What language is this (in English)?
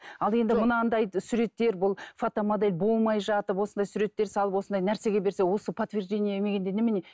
Kazakh